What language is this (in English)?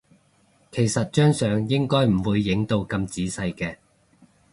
Cantonese